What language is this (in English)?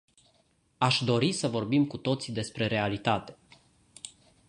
Romanian